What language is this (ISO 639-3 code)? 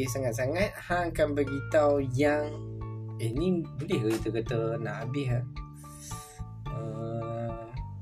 msa